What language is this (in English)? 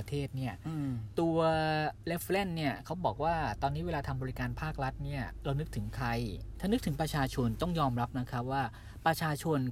Thai